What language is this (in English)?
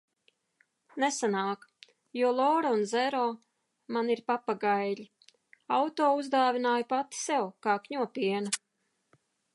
Latvian